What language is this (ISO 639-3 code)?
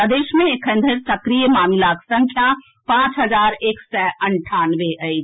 mai